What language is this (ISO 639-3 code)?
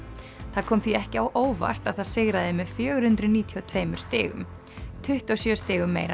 isl